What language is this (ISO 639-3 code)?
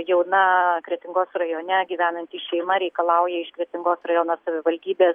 lit